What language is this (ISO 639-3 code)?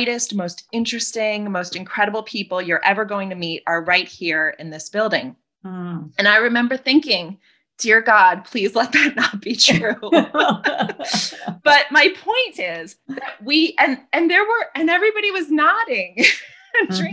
eng